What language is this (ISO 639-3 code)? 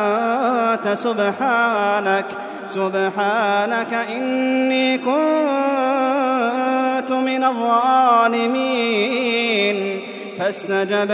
ara